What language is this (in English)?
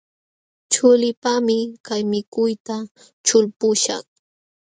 Jauja Wanca Quechua